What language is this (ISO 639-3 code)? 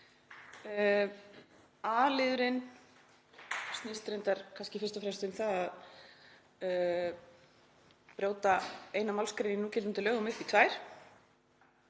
isl